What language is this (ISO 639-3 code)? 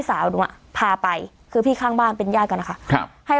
tha